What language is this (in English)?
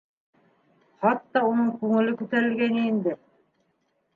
Bashkir